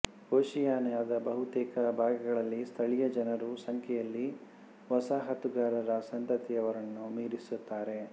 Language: Kannada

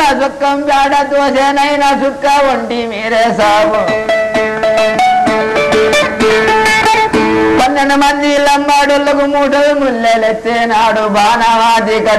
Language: Turkish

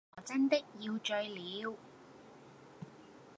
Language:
Cantonese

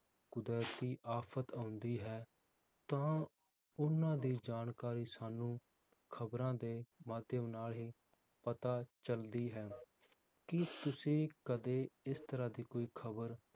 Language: Punjabi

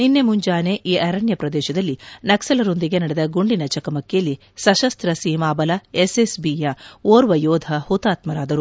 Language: Kannada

